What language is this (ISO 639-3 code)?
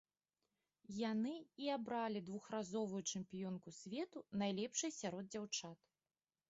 bel